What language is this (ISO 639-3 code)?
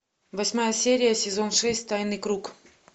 rus